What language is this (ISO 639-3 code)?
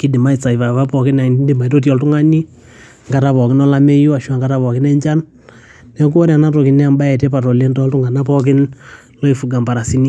mas